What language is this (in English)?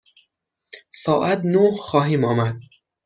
Persian